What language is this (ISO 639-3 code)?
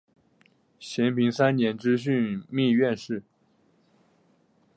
zho